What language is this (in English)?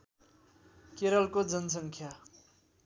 Nepali